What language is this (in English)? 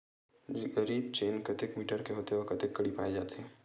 Chhattisgarhi